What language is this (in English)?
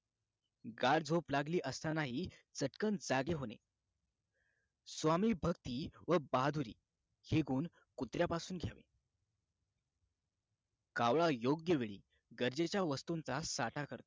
Marathi